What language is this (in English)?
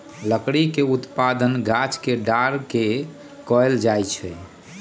Magahi